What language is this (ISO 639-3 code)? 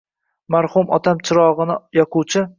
uzb